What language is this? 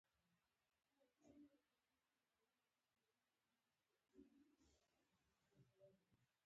Pashto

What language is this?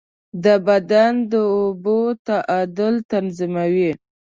Pashto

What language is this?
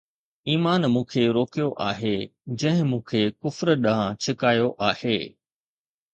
Sindhi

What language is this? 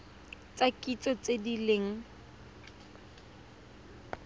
Tswana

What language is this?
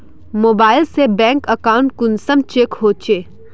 Magahi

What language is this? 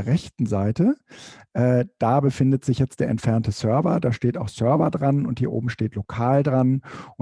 German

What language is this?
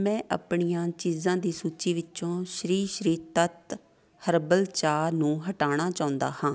Punjabi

